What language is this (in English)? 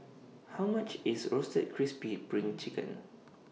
English